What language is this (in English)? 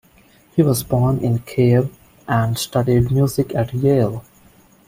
English